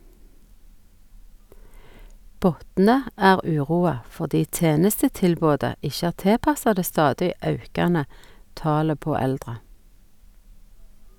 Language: Norwegian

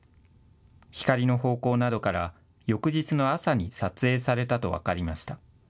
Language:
Japanese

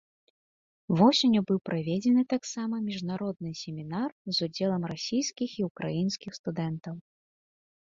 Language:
Belarusian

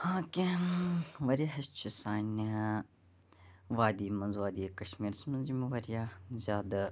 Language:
Kashmiri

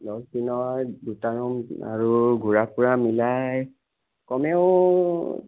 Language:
Assamese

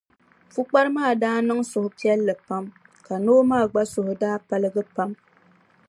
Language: Dagbani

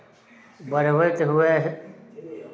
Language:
Maithili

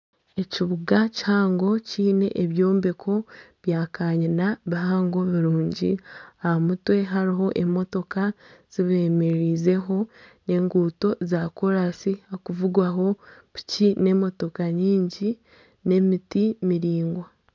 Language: Nyankole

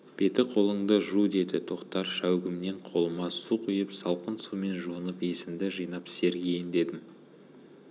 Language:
Kazakh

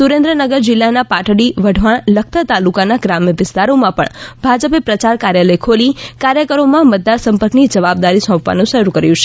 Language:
Gujarati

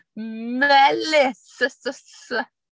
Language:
Welsh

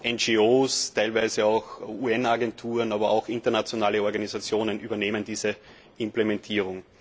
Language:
German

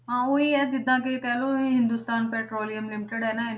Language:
Punjabi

